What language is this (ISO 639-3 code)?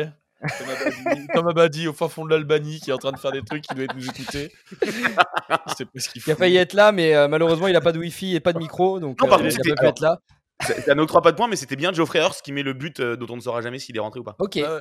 fra